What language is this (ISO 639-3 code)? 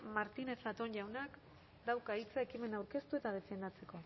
eus